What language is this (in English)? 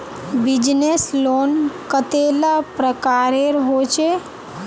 Magahi